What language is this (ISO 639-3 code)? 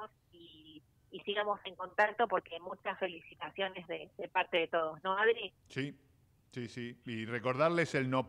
spa